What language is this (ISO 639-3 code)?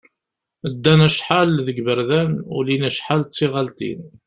kab